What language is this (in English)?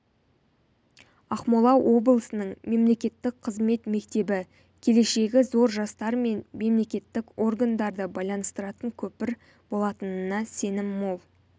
Kazakh